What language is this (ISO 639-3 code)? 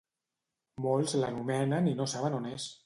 cat